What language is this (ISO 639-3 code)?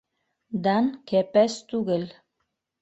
bak